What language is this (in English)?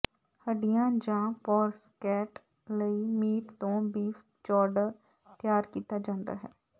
Punjabi